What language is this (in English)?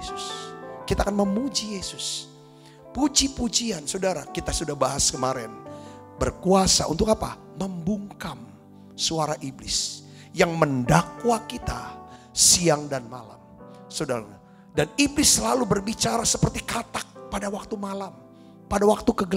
Indonesian